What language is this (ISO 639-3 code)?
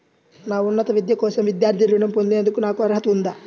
tel